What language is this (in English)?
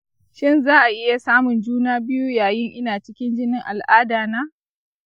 Hausa